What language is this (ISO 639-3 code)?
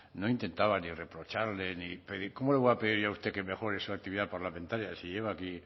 spa